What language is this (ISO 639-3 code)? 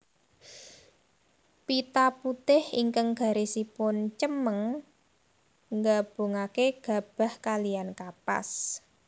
jav